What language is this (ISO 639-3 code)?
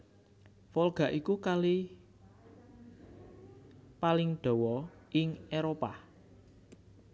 jav